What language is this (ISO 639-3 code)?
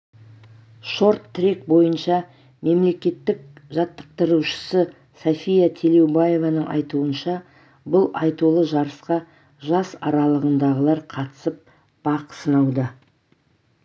kaz